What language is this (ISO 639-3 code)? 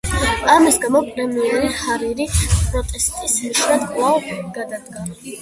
kat